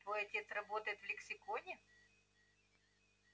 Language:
Russian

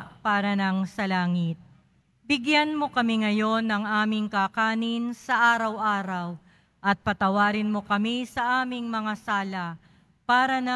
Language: Filipino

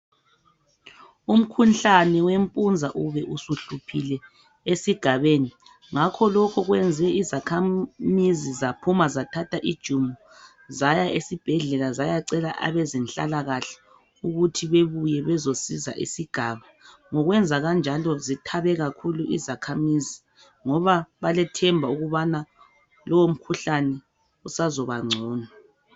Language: North Ndebele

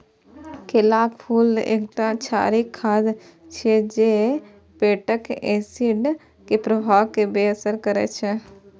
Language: Maithili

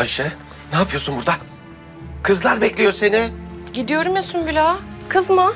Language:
Turkish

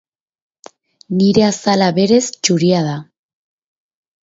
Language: Basque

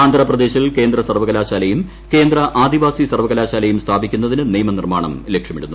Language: Malayalam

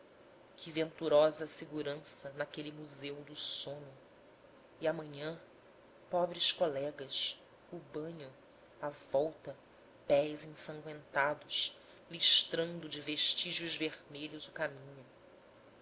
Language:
Portuguese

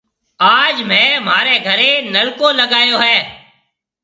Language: Marwari (Pakistan)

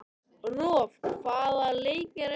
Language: Icelandic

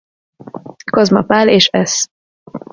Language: Hungarian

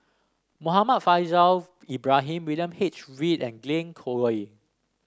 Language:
English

